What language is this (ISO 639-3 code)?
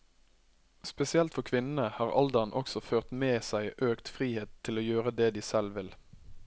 nor